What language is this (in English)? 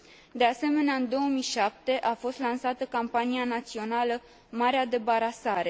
Romanian